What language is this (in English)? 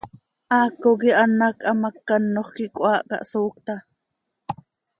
Seri